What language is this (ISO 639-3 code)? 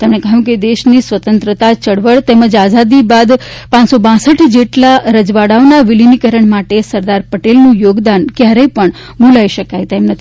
guj